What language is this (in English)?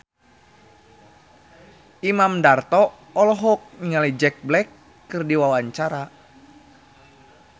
Sundanese